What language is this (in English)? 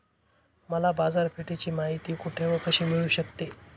Marathi